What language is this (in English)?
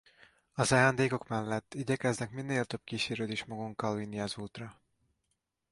Hungarian